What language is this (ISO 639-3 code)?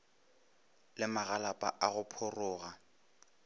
nso